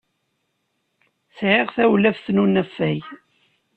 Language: Kabyle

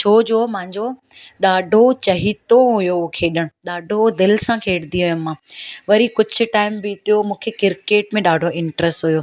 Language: Sindhi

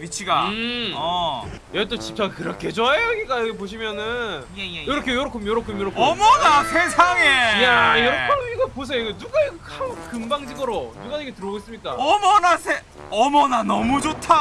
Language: Korean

